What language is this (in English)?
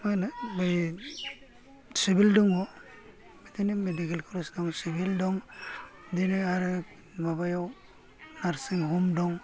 Bodo